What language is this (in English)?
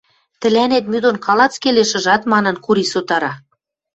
Western Mari